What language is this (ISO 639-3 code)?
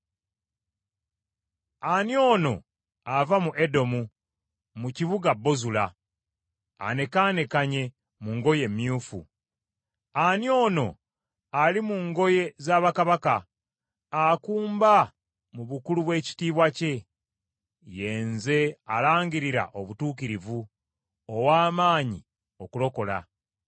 lug